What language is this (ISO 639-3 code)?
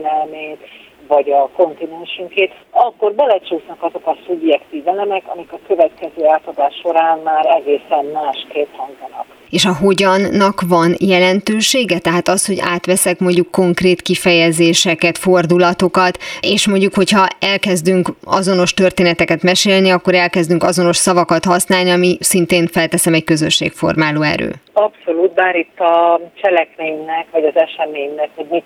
hun